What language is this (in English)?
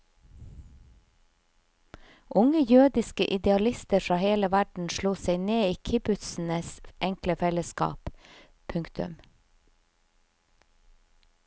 Norwegian